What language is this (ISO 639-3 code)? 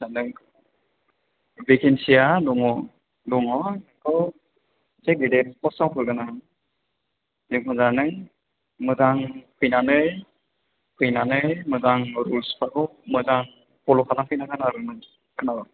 brx